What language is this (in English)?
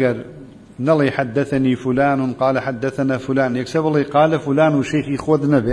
Arabic